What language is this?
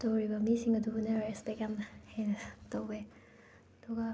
Manipuri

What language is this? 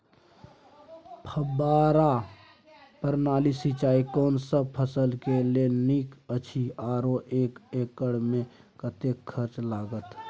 Maithili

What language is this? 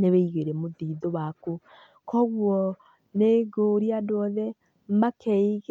Kikuyu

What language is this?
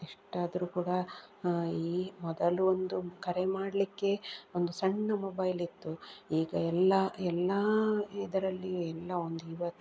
Kannada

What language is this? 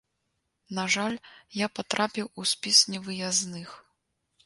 Belarusian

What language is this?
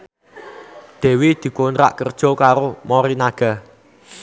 Javanese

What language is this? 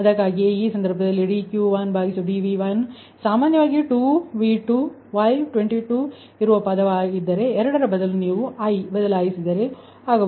Kannada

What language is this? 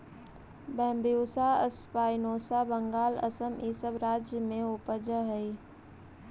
Magahi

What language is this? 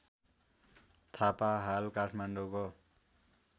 Nepali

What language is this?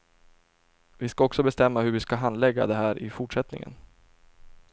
Swedish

